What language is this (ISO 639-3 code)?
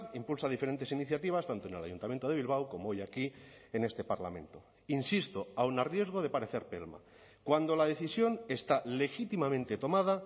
spa